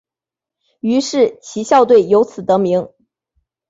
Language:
Chinese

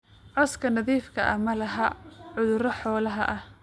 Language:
Somali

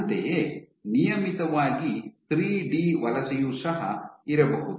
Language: Kannada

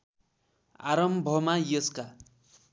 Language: Nepali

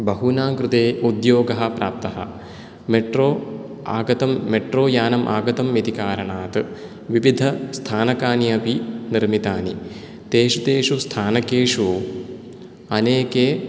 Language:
Sanskrit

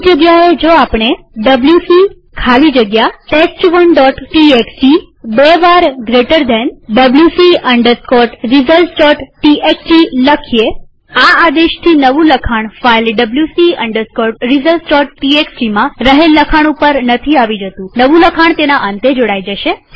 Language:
Gujarati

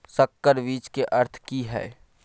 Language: Maithili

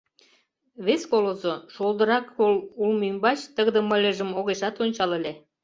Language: Mari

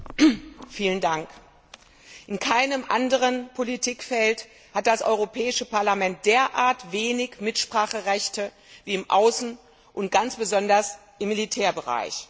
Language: German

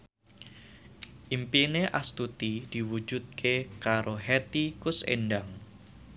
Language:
Javanese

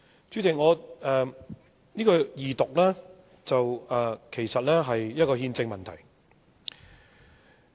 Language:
Cantonese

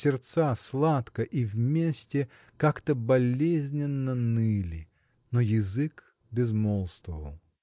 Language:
Russian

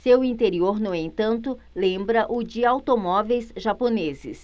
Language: Portuguese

